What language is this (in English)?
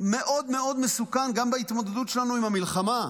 Hebrew